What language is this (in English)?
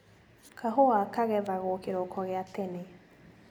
Kikuyu